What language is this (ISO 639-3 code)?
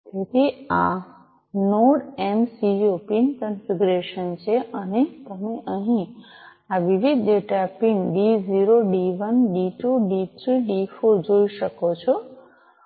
guj